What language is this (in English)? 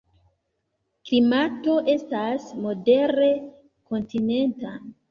Esperanto